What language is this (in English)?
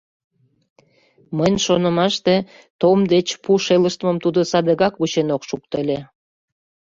Mari